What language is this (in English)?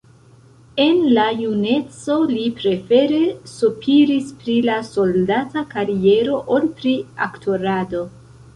Esperanto